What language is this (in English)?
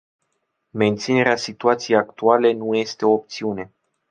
Romanian